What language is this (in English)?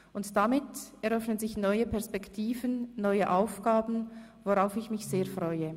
Swiss German